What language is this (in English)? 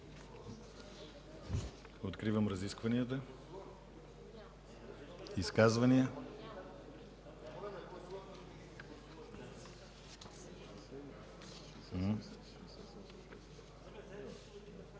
Bulgarian